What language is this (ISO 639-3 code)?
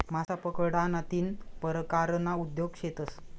mar